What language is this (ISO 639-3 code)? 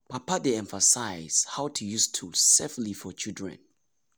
pcm